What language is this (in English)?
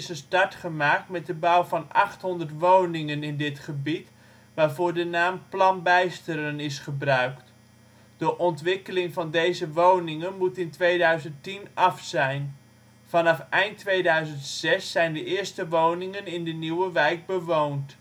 Dutch